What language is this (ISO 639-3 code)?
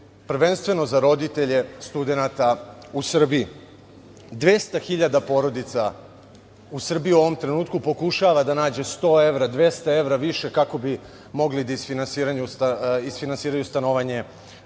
srp